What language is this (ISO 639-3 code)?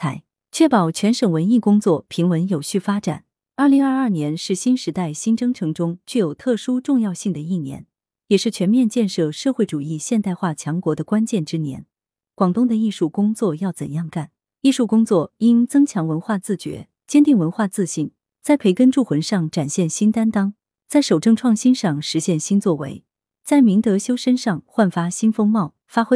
zho